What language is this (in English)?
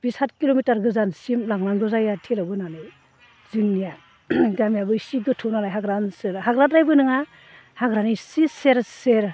Bodo